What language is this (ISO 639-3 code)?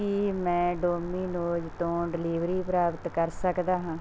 pan